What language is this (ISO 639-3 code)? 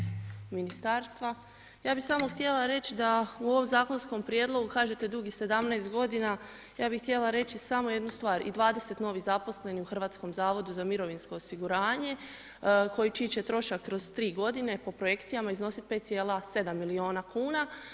hrv